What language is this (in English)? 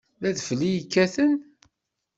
Kabyle